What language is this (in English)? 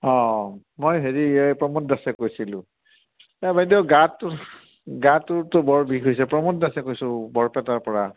Assamese